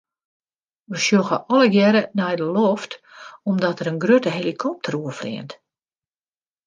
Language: Western Frisian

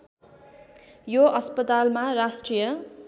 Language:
Nepali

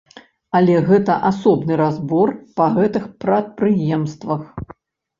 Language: Belarusian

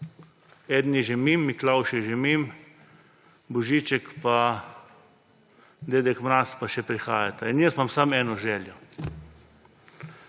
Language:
Slovenian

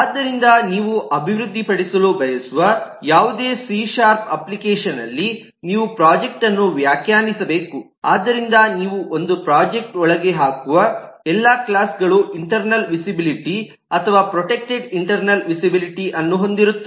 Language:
Kannada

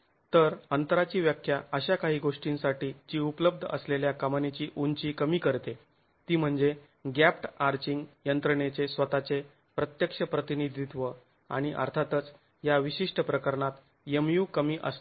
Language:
Marathi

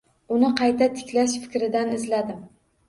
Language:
Uzbek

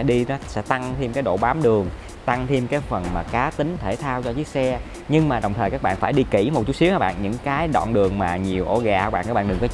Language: Vietnamese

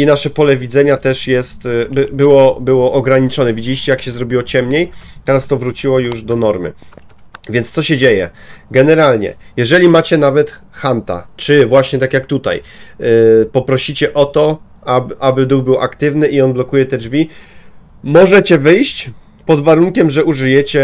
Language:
Polish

